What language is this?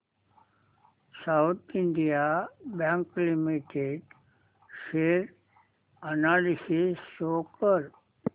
Marathi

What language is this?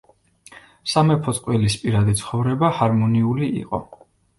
Georgian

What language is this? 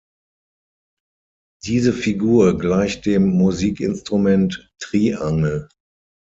German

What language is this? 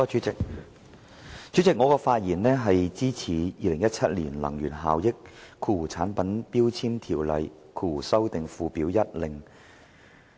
Cantonese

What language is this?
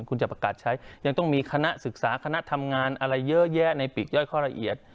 Thai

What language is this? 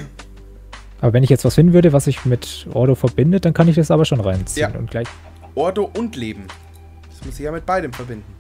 German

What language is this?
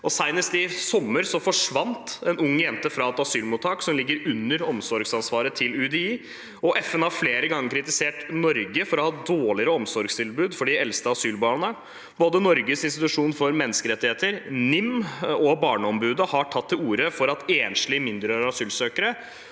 Norwegian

